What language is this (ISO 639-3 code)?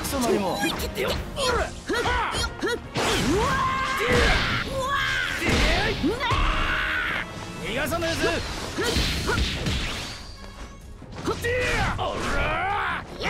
jpn